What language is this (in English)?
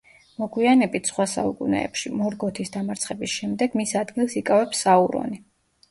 Georgian